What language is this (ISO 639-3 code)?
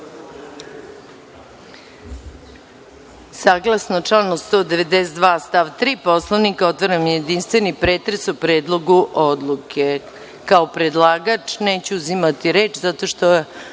srp